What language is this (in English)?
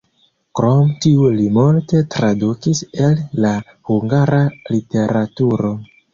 Esperanto